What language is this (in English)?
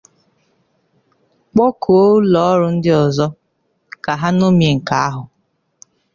Igbo